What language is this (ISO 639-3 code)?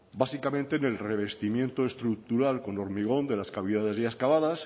spa